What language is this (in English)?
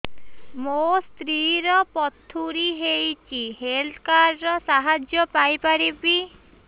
Odia